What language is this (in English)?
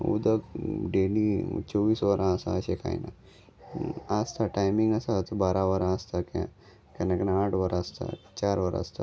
Konkani